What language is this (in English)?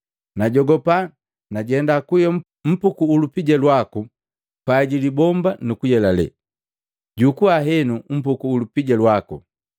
Matengo